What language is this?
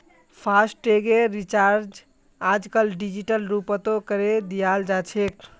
Magahi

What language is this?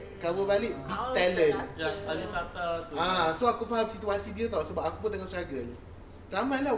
Malay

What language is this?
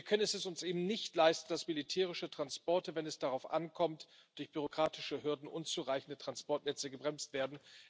German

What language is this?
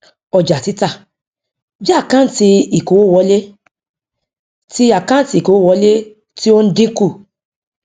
Yoruba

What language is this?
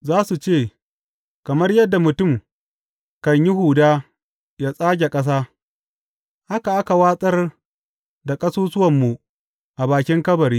Hausa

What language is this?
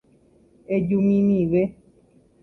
Guarani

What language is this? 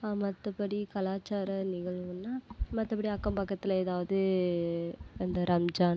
Tamil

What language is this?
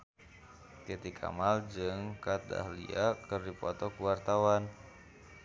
Sundanese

